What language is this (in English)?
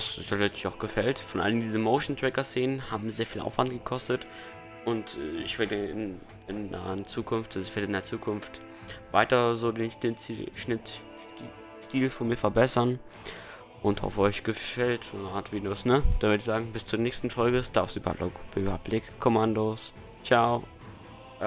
German